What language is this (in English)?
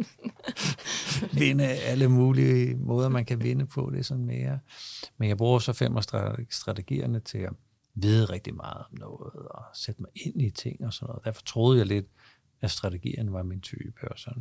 Danish